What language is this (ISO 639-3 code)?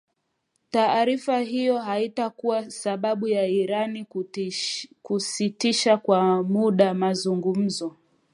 swa